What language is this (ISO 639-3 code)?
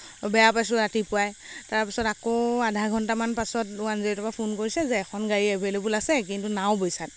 asm